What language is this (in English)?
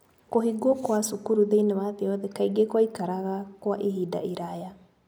Kikuyu